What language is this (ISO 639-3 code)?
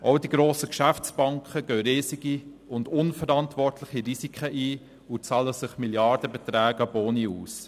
gsw